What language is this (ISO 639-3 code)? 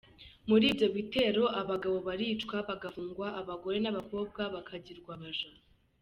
kin